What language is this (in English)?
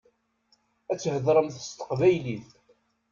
Kabyle